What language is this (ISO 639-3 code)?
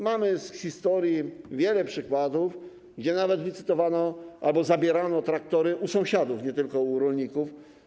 pol